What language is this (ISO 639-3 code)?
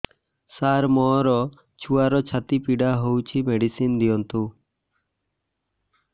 ori